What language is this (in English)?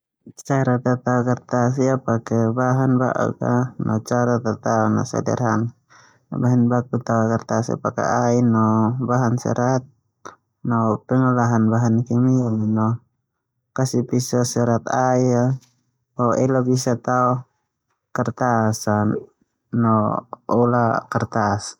Termanu